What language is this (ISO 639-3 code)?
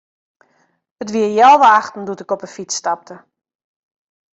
fry